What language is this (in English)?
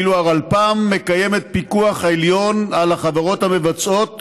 Hebrew